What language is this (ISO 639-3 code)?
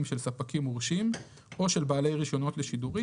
heb